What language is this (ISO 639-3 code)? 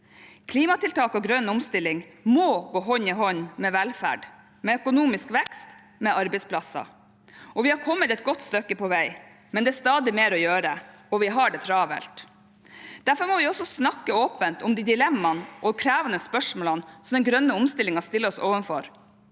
nor